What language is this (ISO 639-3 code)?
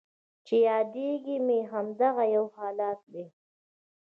pus